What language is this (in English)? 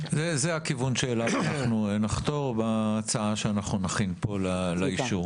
Hebrew